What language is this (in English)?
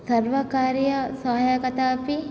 Sanskrit